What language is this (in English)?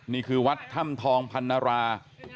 Thai